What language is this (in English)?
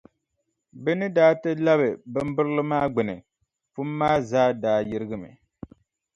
Dagbani